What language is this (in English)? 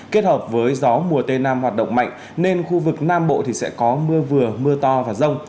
Vietnamese